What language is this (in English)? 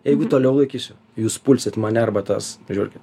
Lithuanian